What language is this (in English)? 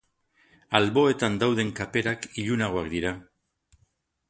Basque